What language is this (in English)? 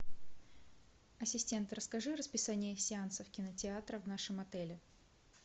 Russian